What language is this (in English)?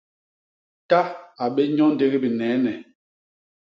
Basaa